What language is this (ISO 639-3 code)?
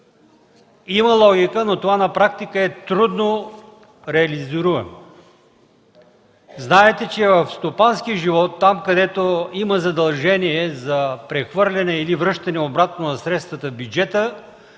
bul